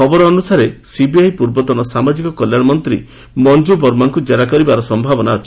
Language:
Odia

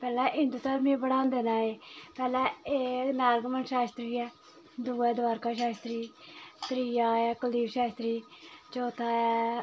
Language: Dogri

